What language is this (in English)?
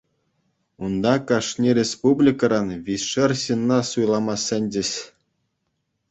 Chuvash